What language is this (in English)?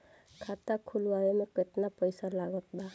Bhojpuri